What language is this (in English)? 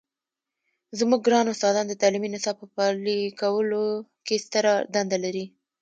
Pashto